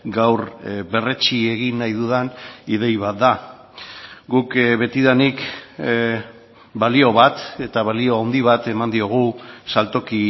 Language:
Basque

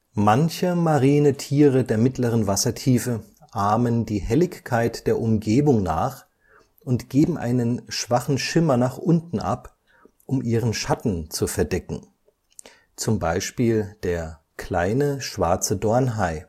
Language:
German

